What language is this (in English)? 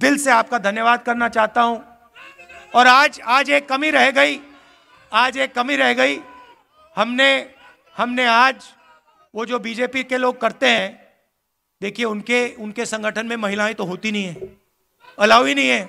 Hindi